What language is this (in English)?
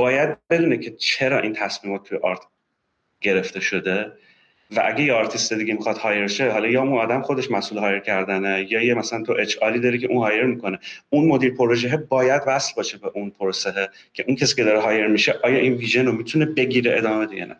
Persian